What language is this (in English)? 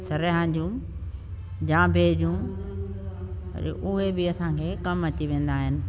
Sindhi